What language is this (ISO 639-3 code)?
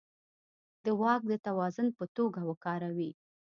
pus